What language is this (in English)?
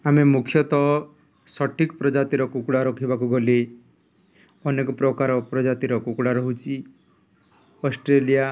Odia